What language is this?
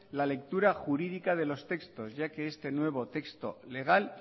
Spanish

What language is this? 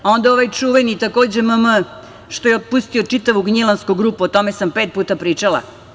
Serbian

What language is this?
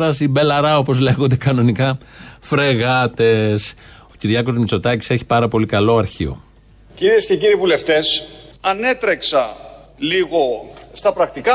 Greek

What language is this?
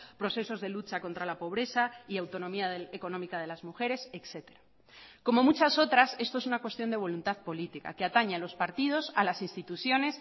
Spanish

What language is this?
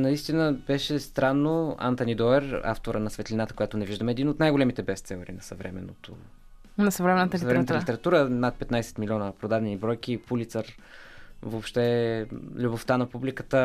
Bulgarian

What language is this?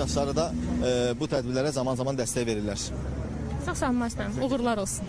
Turkish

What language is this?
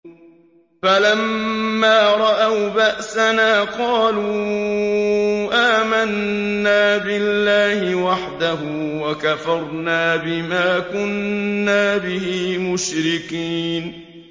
Arabic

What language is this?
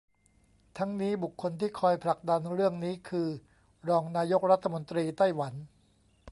Thai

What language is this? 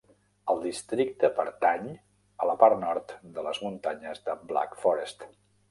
Catalan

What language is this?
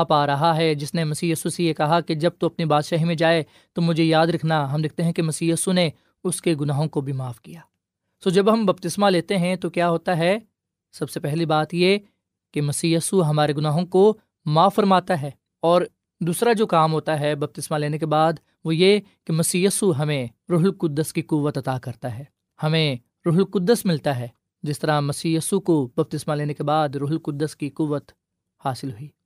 Urdu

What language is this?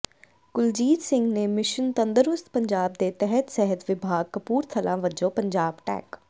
Punjabi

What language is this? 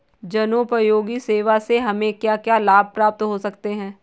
Hindi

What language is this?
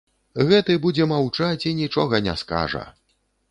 Belarusian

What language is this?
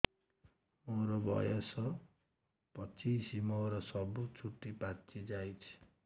Odia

